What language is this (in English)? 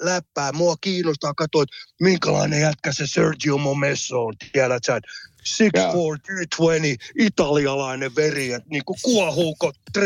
Finnish